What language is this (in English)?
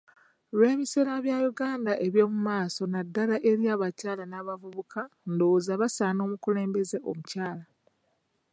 Ganda